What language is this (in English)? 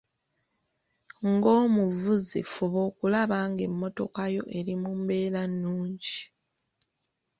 Ganda